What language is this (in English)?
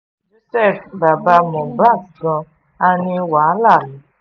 Yoruba